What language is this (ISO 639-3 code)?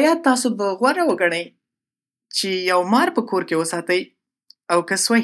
pus